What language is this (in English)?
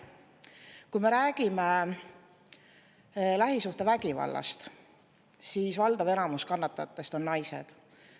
Estonian